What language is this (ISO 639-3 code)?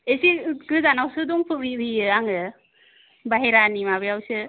brx